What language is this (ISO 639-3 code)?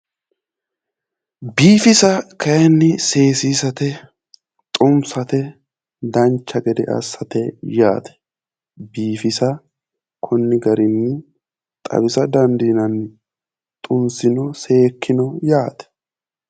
sid